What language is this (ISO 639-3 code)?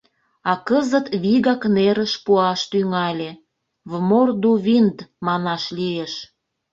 chm